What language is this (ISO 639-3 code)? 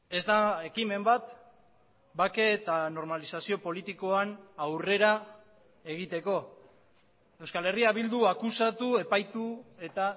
eus